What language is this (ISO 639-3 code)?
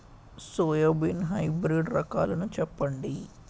tel